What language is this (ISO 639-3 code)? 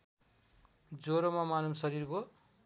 nep